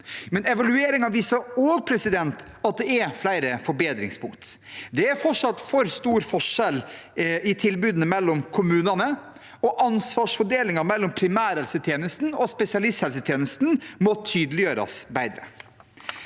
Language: Norwegian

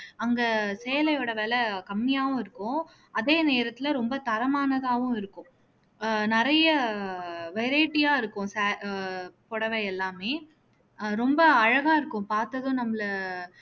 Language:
Tamil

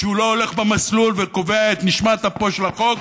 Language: Hebrew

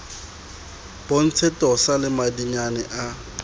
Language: Southern Sotho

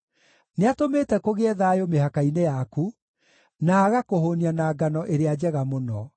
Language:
Kikuyu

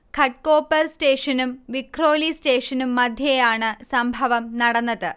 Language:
Malayalam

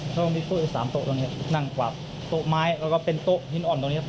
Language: Thai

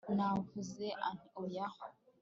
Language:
Kinyarwanda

